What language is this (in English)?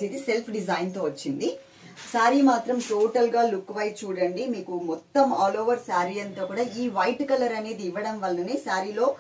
Telugu